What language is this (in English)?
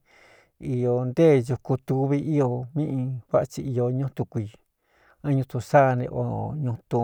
Cuyamecalco Mixtec